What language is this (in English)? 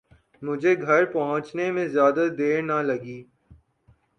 Urdu